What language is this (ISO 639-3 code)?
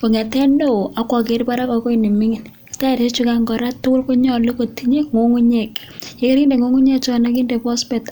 kln